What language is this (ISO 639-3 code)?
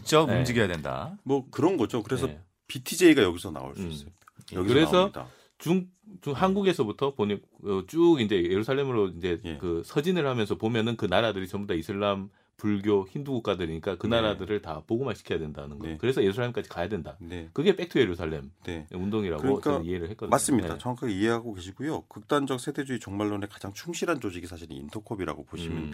kor